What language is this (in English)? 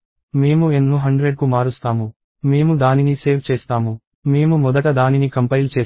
Telugu